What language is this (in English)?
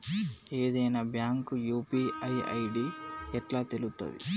Telugu